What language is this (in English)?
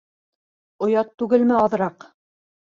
Bashkir